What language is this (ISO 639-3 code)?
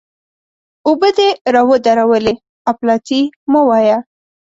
pus